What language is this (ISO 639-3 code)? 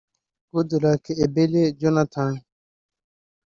kin